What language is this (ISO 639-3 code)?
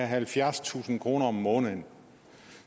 dan